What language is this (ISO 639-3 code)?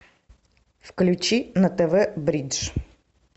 rus